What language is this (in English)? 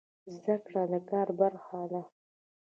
Pashto